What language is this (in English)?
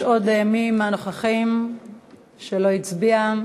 Hebrew